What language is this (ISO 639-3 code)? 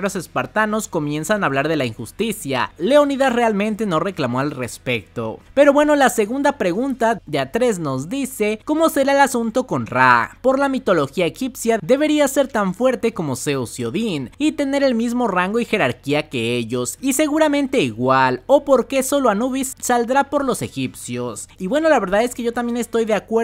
spa